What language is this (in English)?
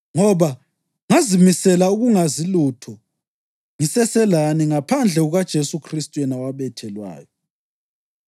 North Ndebele